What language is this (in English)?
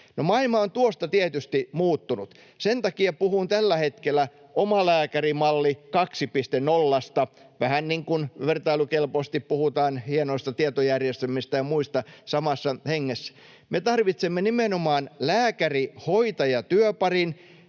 Finnish